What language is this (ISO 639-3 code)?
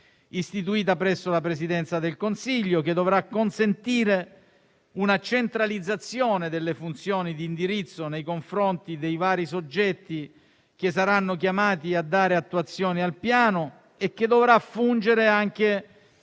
ita